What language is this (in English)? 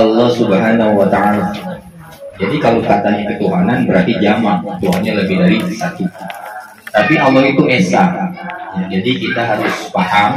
Indonesian